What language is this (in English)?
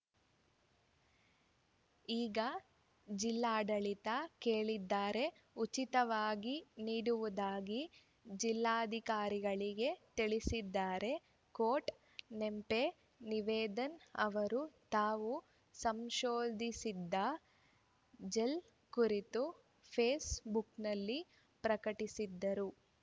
Kannada